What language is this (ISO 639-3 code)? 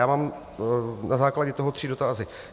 ces